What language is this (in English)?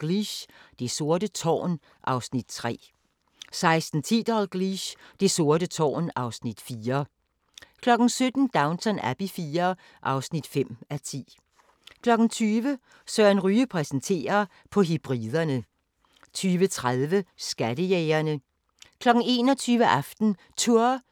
Danish